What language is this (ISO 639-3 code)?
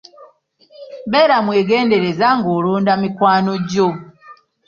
lug